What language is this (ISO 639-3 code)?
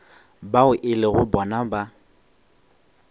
nso